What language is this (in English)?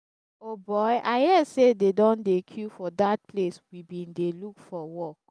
Nigerian Pidgin